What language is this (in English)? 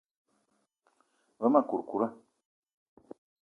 Eton (Cameroon)